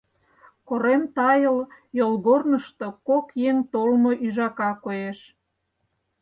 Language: Mari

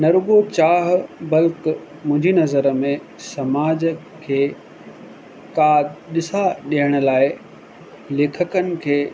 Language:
Sindhi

